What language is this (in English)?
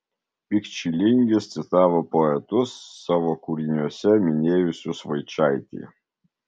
Lithuanian